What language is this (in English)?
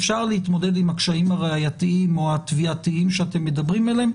Hebrew